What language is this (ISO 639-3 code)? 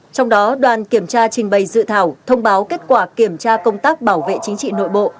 vie